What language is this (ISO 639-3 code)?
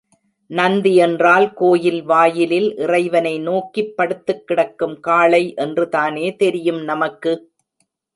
tam